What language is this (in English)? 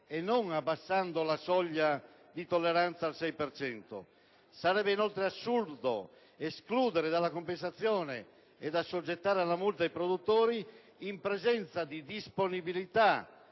Italian